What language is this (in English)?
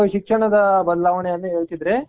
Kannada